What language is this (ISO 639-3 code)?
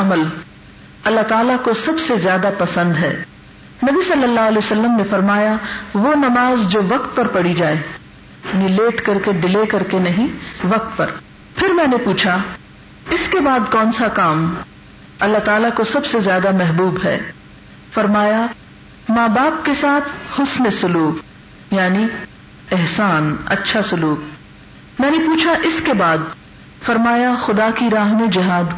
urd